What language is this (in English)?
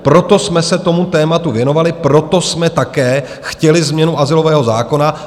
Czech